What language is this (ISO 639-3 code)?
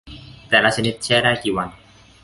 tha